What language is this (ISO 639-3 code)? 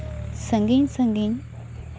sat